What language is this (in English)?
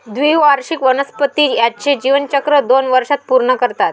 Marathi